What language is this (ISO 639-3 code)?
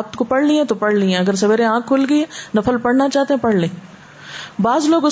urd